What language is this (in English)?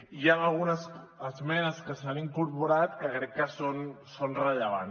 Catalan